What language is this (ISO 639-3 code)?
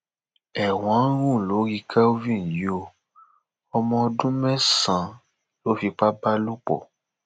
yor